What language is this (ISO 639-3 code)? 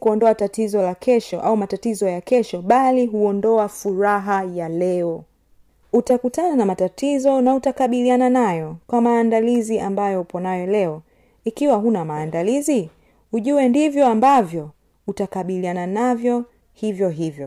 swa